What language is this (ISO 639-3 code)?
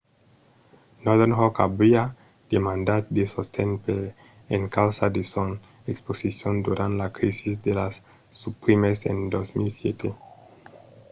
oci